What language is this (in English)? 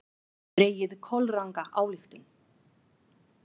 Icelandic